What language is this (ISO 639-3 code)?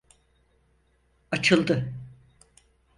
tur